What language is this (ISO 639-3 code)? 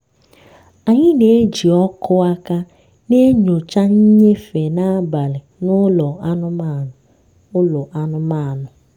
ibo